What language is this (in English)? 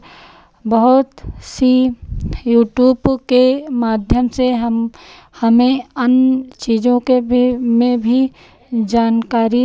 Hindi